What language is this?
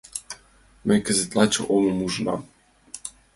Mari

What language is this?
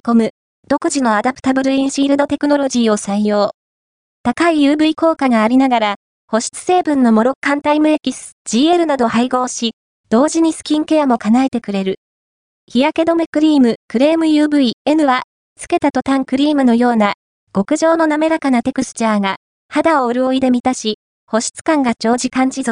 Japanese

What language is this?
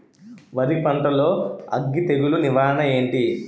Telugu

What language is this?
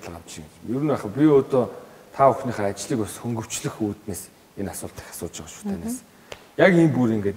Romanian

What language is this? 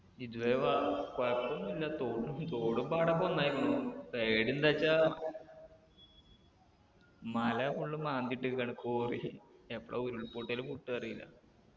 Malayalam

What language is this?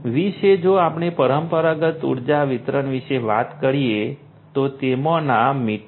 Gujarati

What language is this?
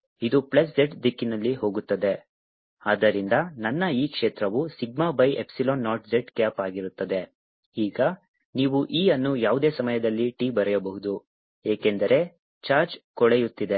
Kannada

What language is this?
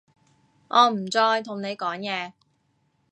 Cantonese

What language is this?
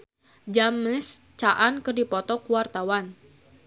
Sundanese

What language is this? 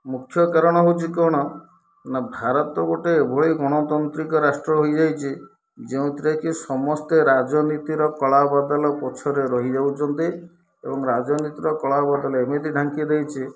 Odia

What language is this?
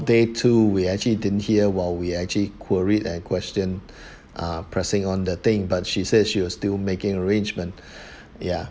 English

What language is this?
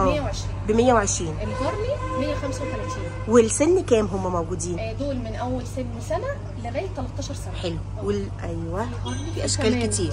Arabic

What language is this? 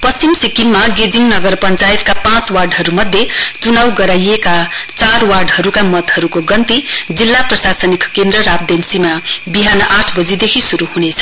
Nepali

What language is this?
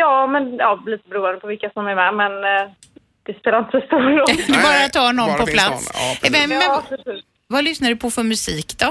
Swedish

